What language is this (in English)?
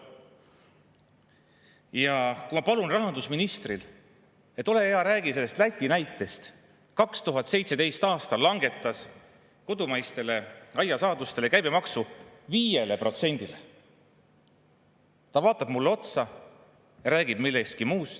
Estonian